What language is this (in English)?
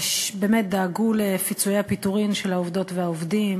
Hebrew